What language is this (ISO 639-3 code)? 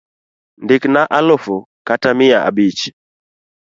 luo